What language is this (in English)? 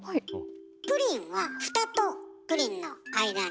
Japanese